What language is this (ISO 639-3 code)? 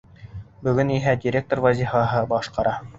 bak